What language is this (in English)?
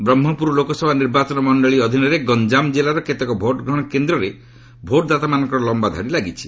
Odia